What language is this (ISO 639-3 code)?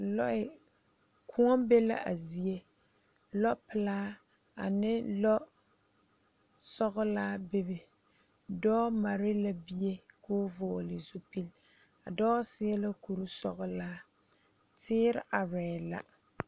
dga